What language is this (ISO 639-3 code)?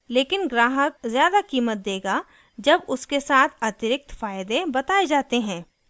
hin